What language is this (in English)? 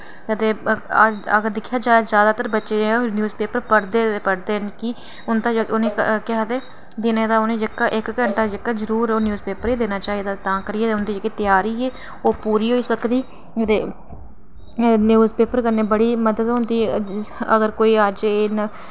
Dogri